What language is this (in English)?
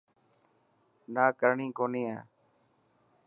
Dhatki